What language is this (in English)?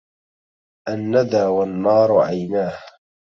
Arabic